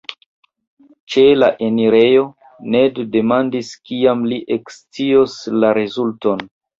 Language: Esperanto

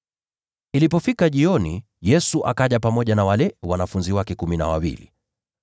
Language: Swahili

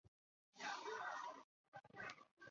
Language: Chinese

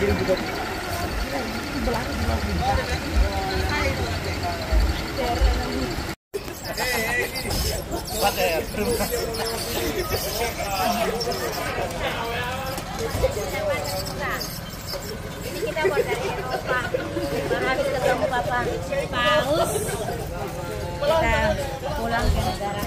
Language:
Indonesian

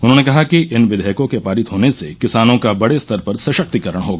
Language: Hindi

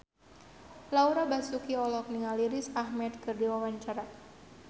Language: Sundanese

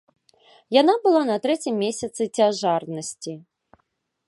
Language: Belarusian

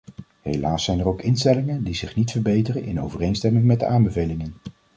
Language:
Dutch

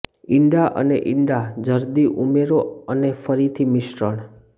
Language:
Gujarati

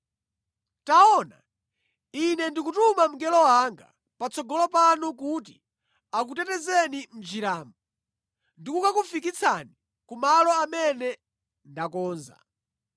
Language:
Nyanja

